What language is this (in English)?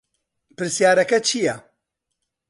Central Kurdish